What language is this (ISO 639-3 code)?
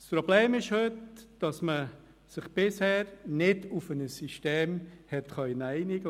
gsw